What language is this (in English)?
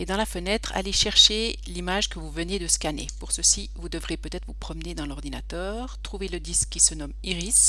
French